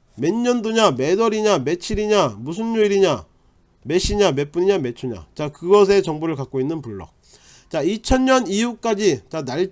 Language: Korean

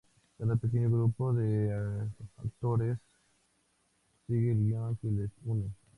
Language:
Spanish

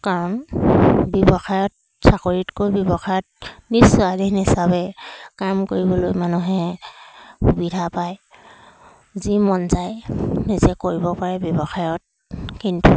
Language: Assamese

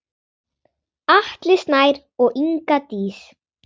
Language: Icelandic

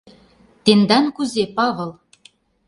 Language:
Mari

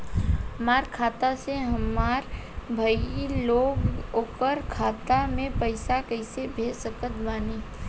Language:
Bhojpuri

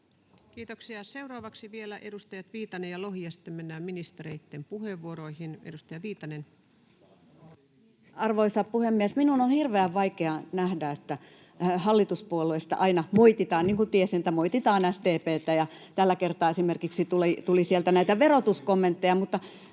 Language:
Finnish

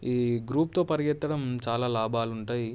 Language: Telugu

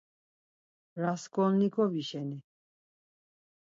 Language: Laz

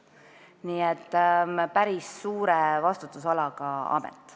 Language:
Estonian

